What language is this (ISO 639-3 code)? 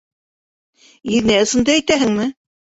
bak